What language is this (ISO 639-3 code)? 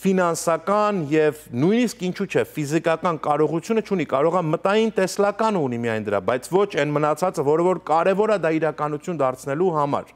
hin